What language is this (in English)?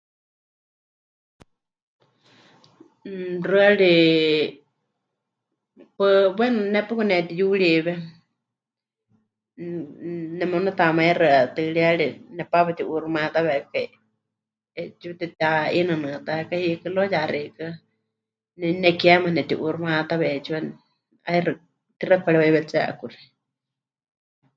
Huichol